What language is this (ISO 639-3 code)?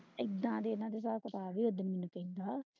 pan